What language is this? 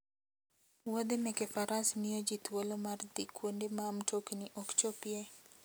Luo (Kenya and Tanzania)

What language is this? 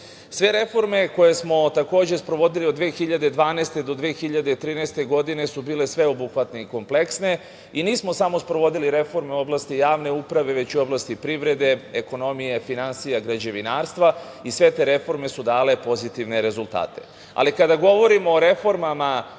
Serbian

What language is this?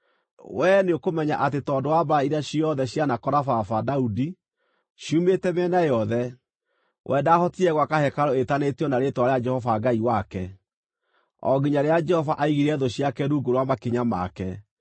Kikuyu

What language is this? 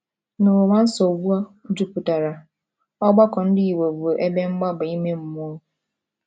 Igbo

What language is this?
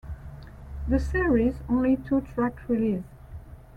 English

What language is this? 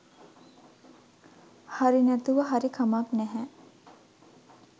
Sinhala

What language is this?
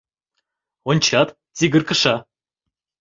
Mari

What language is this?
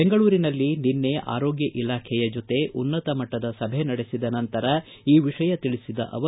Kannada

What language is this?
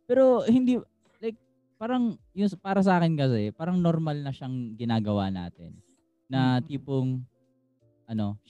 Filipino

